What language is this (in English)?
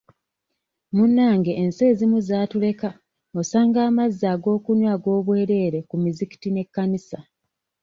Ganda